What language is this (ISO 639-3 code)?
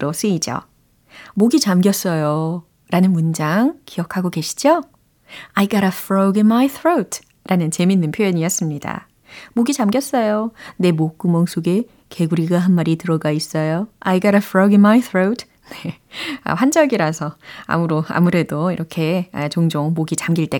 kor